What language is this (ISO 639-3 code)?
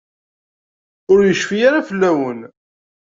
kab